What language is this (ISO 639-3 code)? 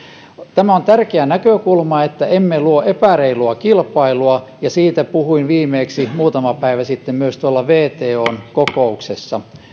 fin